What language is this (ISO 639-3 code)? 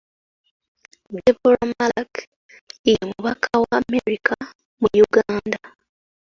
lug